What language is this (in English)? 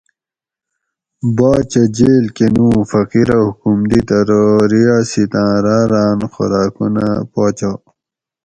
Gawri